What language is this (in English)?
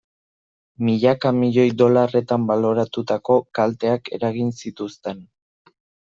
Basque